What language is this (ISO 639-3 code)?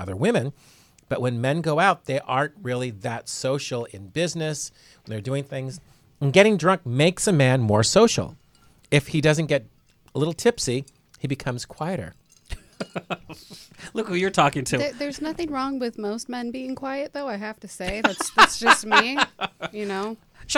eng